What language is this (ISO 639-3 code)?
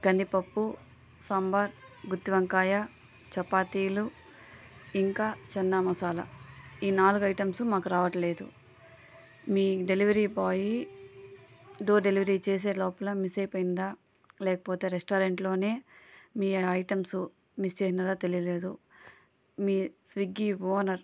tel